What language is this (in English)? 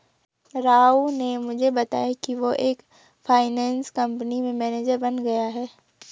Hindi